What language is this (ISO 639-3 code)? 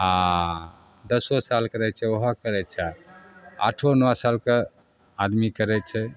mai